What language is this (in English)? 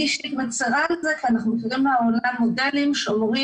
Hebrew